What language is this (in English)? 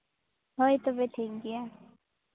Santali